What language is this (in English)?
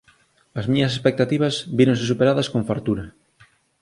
Galician